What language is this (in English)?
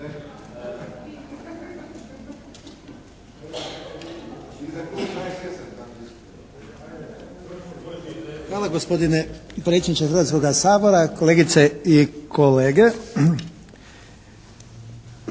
Croatian